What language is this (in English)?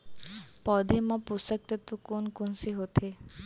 Chhattisgarhi